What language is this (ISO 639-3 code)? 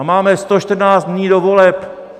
ces